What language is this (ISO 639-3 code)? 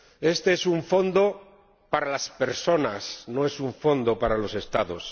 spa